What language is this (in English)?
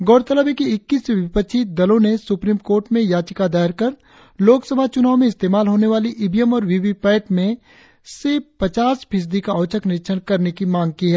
Hindi